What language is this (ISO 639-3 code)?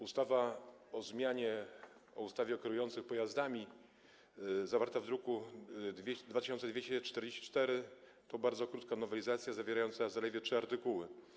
pol